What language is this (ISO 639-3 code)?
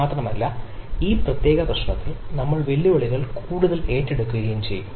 mal